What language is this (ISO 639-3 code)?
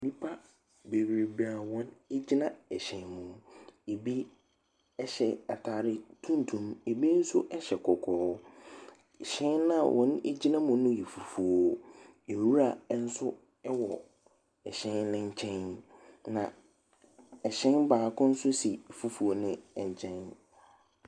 aka